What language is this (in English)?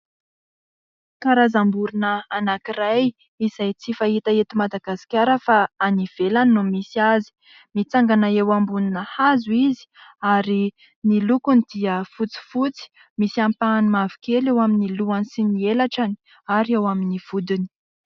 Malagasy